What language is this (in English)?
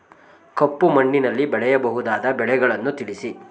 Kannada